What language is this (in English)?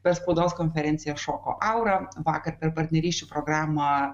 Lithuanian